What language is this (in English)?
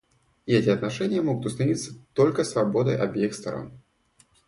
Russian